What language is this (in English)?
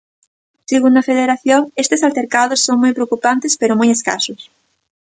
Galician